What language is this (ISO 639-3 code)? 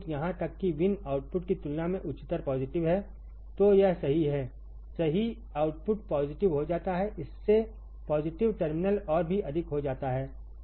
hin